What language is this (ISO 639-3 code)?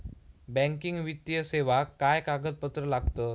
mar